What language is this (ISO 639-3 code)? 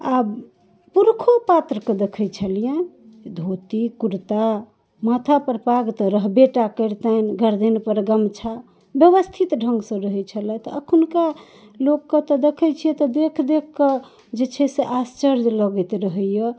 mai